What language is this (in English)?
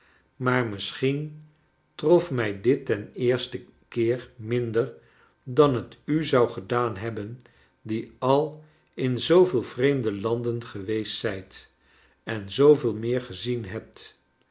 Dutch